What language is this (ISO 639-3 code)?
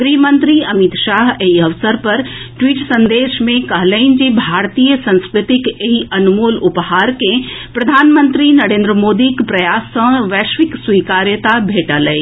mai